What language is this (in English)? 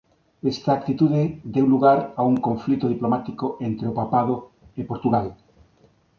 Galician